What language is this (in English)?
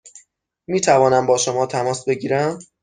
Persian